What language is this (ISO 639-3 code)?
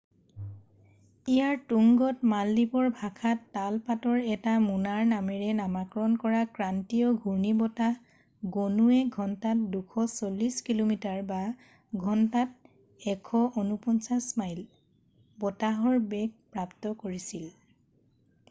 asm